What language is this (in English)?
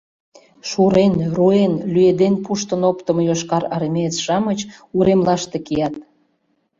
Mari